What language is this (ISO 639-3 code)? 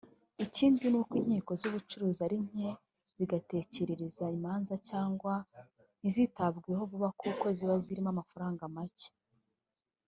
kin